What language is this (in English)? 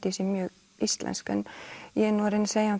Icelandic